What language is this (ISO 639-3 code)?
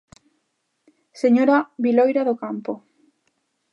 glg